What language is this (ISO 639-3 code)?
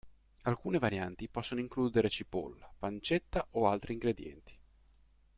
ita